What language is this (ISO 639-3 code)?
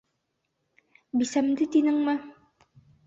bak